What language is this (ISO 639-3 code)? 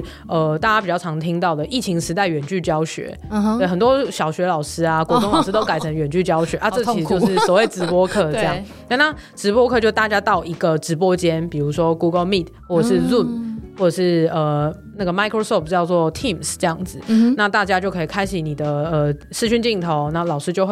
zho